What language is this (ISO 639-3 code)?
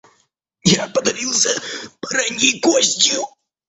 rus